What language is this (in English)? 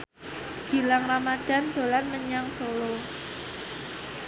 Javanese